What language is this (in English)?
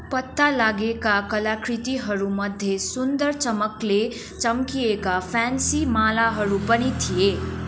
Nepali